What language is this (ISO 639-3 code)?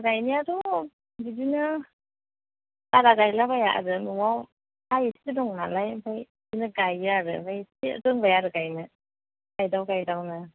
brx